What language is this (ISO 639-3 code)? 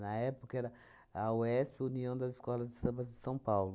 por